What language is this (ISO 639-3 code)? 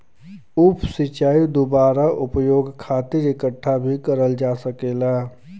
bho